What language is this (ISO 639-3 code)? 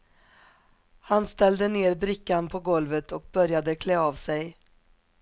swe